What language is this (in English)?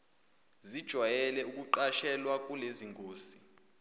Zulu